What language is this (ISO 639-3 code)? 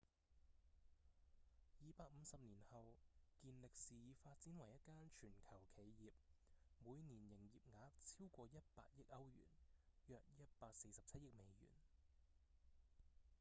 yue